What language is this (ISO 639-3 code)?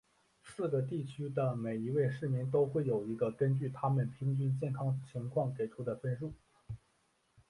zho